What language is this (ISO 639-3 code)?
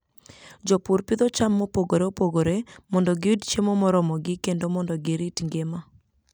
luo